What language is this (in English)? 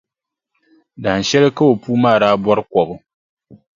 Dagbani